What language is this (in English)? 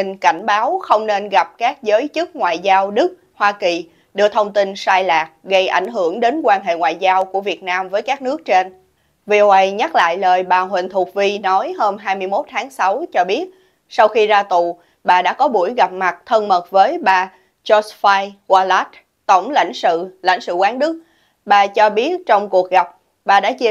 Vietnamese